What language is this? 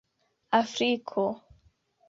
Esperanto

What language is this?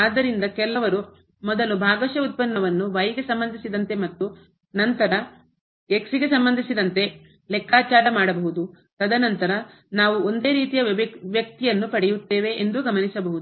Kannada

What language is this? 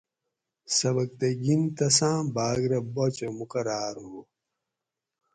Gawri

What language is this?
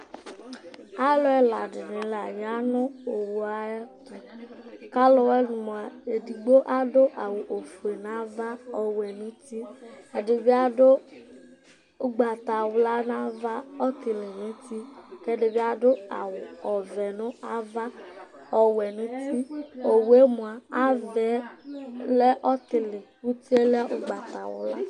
Ikposo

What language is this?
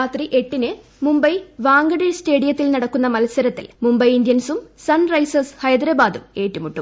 Malayalam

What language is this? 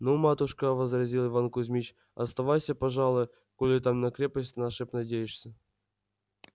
Russian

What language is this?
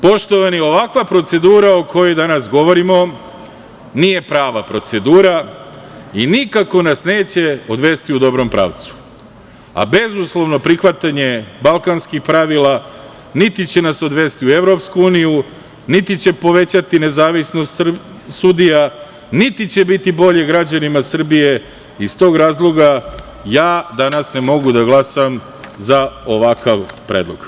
Serbian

